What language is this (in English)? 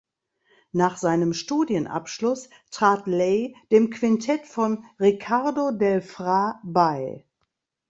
German